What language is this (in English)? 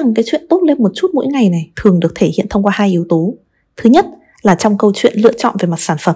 Vietnamese